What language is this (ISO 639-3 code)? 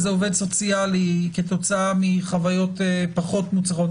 heb